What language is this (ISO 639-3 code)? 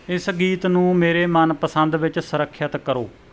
pan